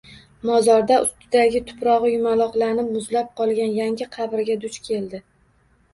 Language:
Uzbek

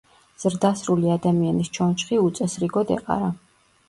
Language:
Georgian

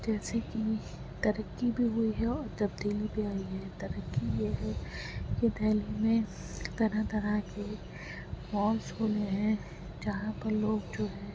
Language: Urdu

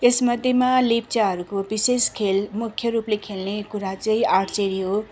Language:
Nepali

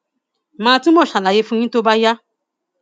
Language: Yoruba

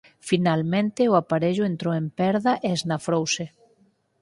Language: Galician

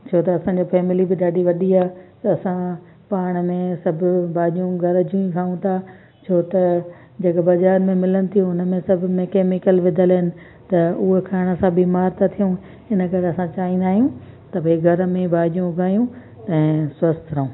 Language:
Sindhi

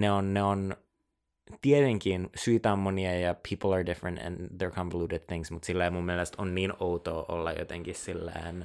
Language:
Finnish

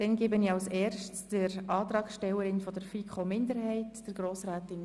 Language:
Swiss German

